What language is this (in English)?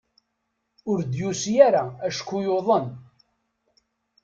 Kabyle